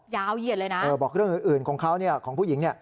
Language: Thai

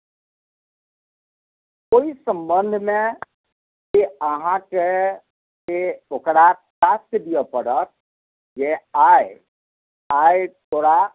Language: Maithili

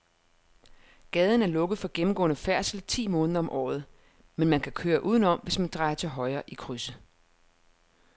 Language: Danish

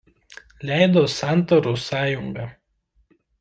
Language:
Lithuanian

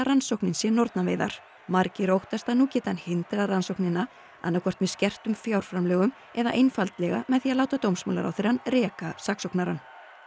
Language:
Icelandic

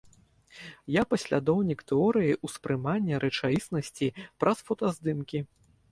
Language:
Belarusian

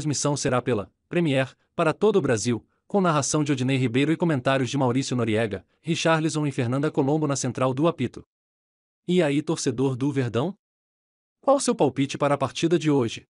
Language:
Portuguese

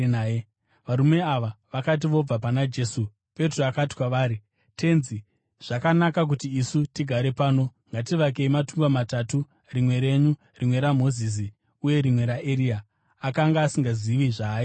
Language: Shona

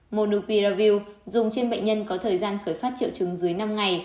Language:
Vietnamese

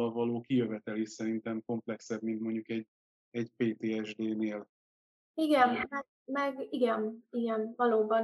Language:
Hungarian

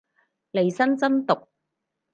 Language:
Cantonese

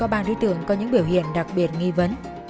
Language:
Vietnamese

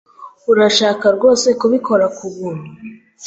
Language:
Kinyarwanda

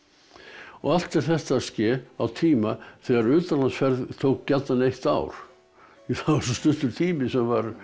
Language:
Icelandic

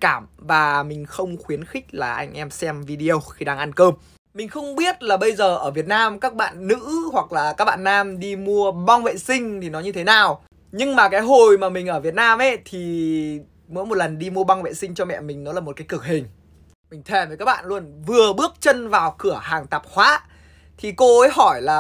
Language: Vietnamese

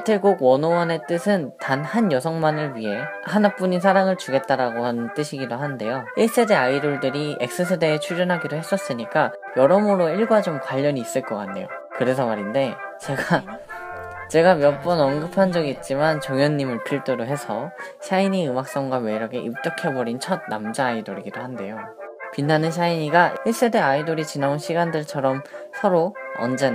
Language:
Korean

